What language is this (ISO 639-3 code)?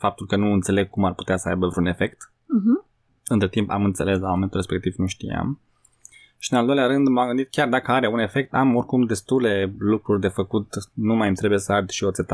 ron